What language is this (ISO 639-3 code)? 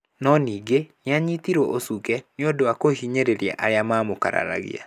kik